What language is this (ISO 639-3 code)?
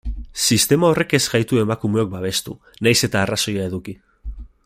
eus